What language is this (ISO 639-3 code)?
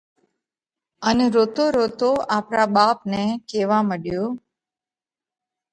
kvx